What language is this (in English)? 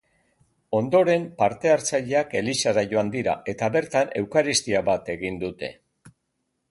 Basque